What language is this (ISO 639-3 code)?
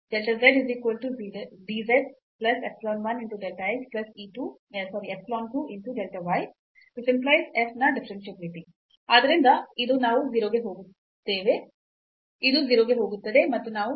kan